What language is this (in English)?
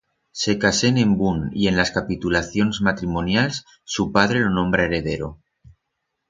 Aragonese